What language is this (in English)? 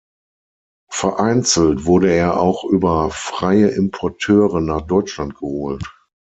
German